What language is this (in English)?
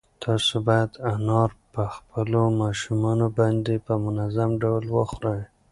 Pashto